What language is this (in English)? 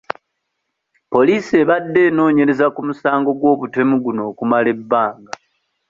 Ganda